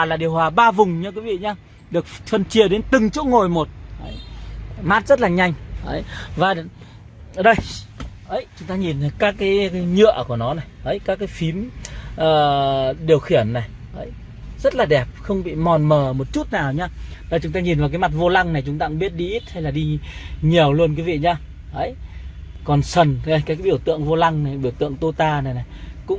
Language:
Vietnamese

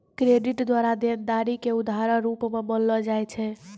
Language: Maithili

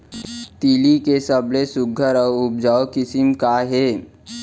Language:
Chhattisgarhi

